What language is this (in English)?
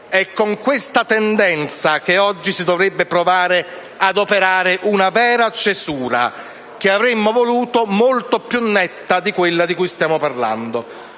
Italian